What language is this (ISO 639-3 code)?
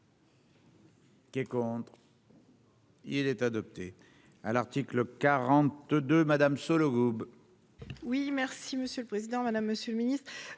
fra